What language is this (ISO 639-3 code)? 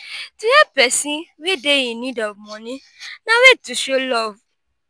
pcm